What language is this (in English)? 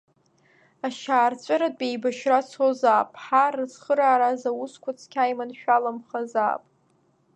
Abkhazian